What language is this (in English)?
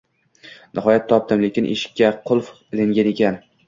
Uzbek